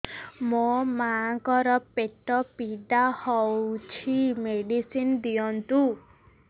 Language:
Odia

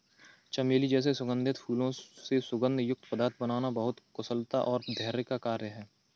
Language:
Hindi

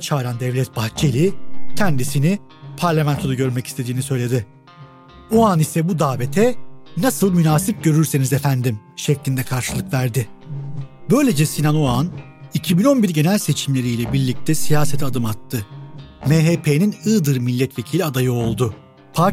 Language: Turkish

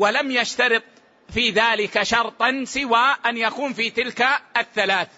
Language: Arabic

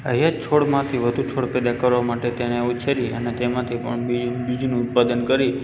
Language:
Gujarati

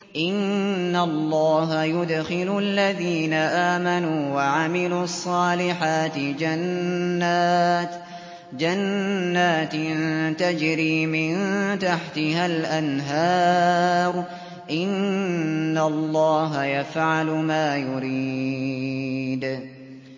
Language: Arabic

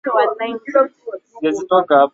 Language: Swahili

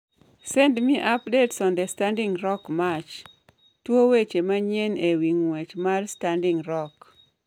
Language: Luo (Kenya and Tanzania)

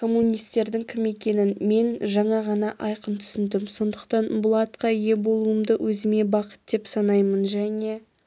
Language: Kazakh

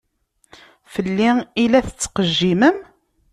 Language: Kabyle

